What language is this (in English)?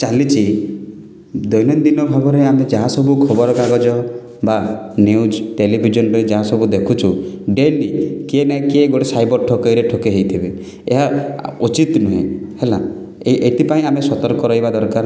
Odia